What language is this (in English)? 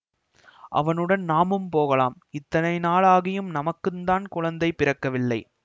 Tamil